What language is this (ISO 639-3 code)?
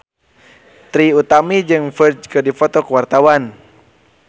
sun